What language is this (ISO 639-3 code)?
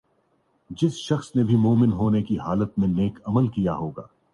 urd